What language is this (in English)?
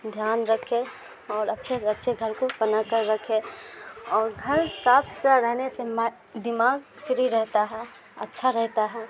Urdu